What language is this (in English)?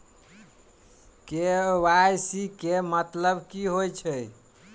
Maithili